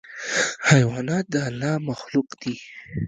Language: Pashto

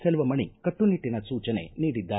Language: Kannada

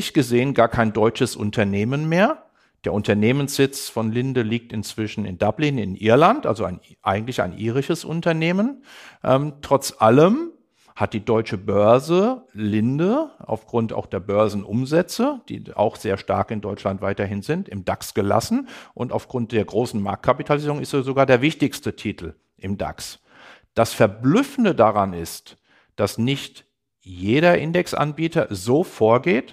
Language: German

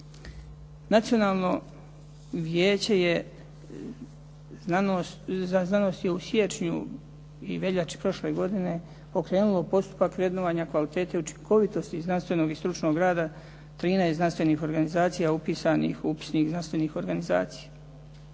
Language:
Croatian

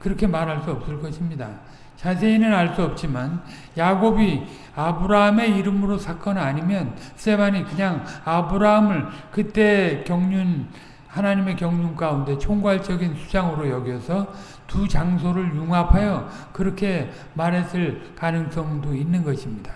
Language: Korean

